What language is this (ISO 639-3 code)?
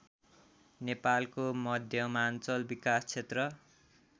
nep